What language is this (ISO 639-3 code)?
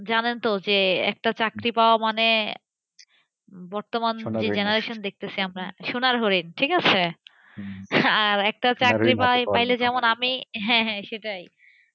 ben